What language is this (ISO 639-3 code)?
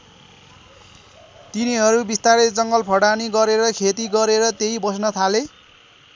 nep